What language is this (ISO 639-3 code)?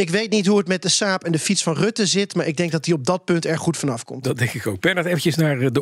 nld